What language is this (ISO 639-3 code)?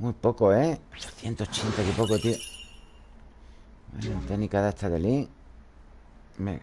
spa